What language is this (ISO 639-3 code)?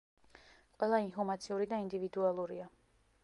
kat